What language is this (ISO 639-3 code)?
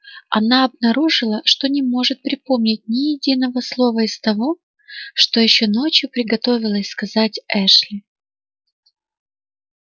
rus